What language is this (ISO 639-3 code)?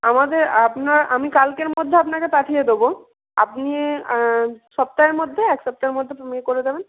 ben